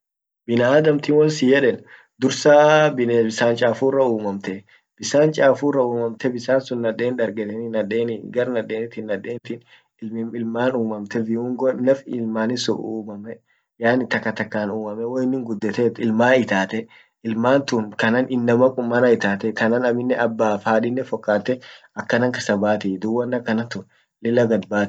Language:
Orma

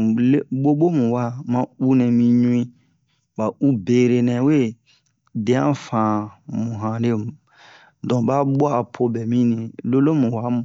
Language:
Bomu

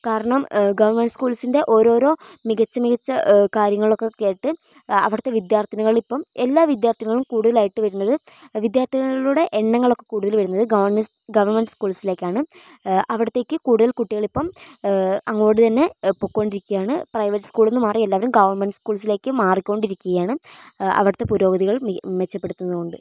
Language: Malayalam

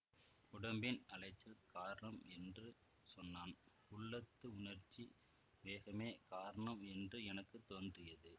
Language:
Tamil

